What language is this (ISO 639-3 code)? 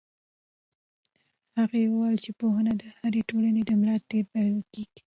pus